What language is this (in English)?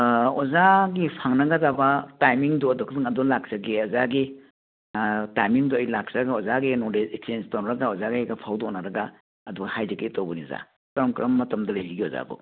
Manipuri